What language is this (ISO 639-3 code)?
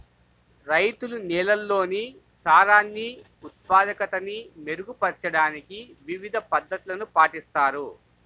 tel